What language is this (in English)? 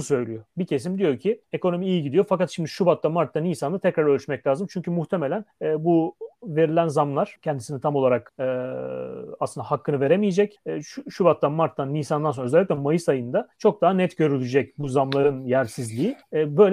Turkish